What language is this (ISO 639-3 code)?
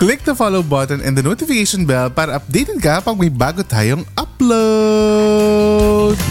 fil